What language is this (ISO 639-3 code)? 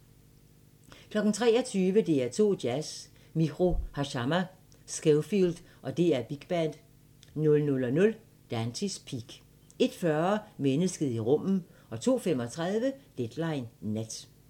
dan